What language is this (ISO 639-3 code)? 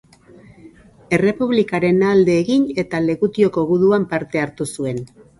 eus